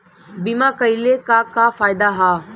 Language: Bhojpuri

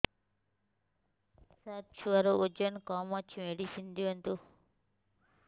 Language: Odia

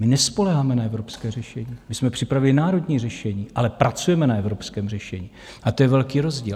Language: Czech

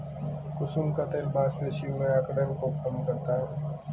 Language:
Hindi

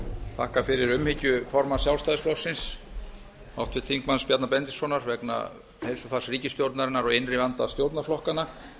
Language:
Icelandic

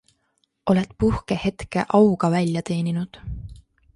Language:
Estonian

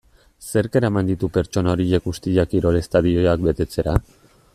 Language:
Basque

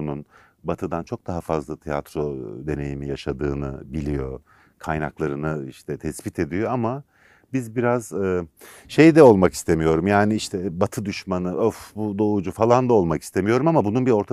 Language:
Turkish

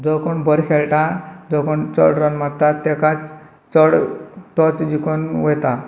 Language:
Konkani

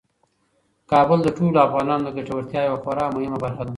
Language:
Pashto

